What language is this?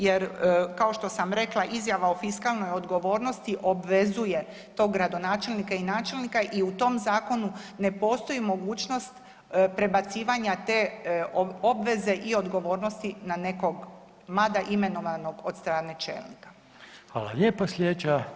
Croatian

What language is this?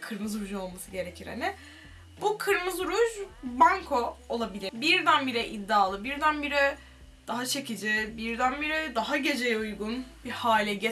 Turkish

